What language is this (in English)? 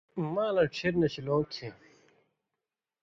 Indus Kohistani